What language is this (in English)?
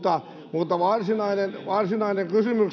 Finnish